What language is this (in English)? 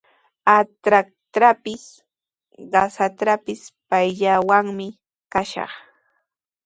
Sihuas Ancash Quechua